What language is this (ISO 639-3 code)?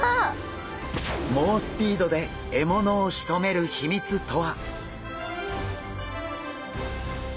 jpn